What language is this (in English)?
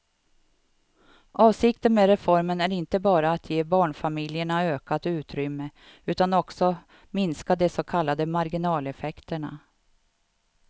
Swedish